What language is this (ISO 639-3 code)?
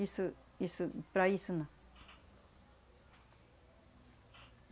por